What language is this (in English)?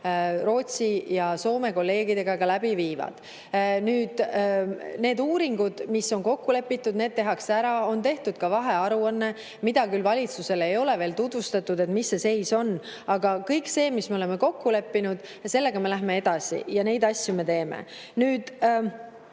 Estonian